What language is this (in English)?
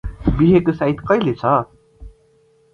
Nepali